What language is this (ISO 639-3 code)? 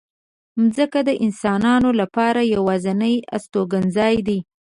pus